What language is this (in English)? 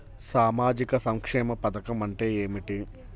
Telugu